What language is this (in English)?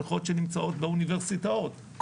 Hebrew